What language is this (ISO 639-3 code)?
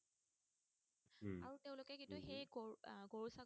asm